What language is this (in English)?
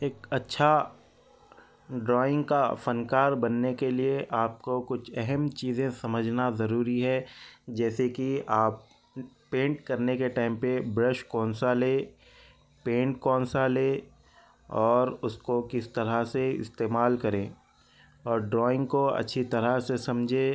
Urdu